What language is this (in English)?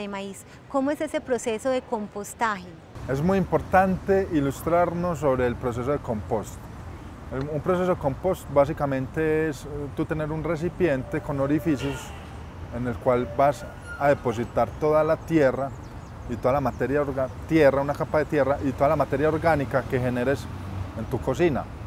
Spanish